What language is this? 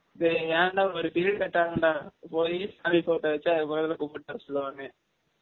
Tamil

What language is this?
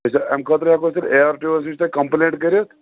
Kashmiri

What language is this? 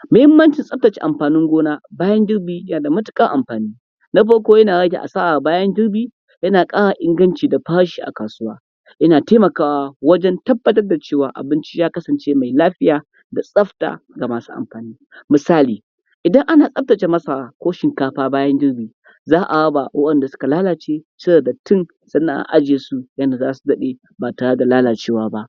Hausa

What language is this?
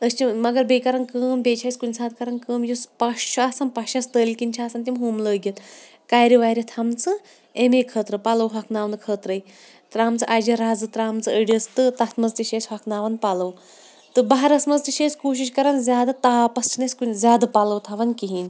Kashmiri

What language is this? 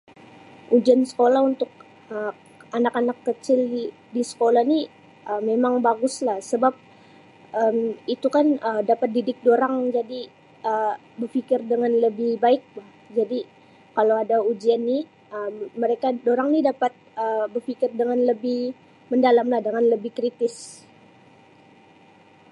Sabah Malay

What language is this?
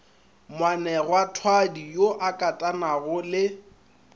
Northern Sotho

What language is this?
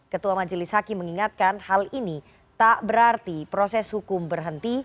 Indonesian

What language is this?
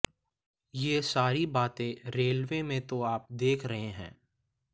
Hindi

